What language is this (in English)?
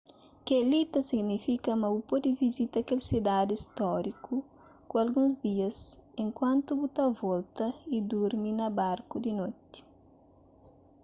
Kabuverdianu